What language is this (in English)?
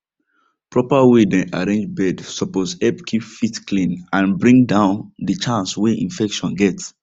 Nigerian Pidgin